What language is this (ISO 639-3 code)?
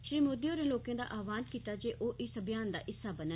doi